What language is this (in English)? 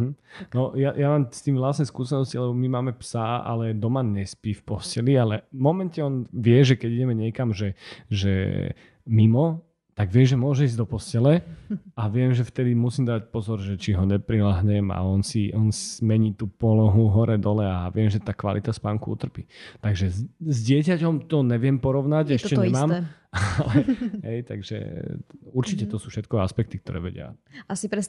Slovak